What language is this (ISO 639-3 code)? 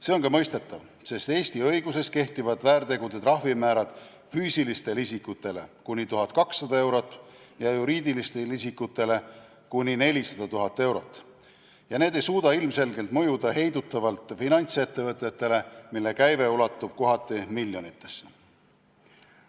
est